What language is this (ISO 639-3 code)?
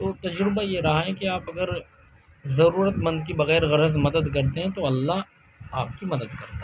urd